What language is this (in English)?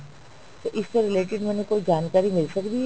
Punjabi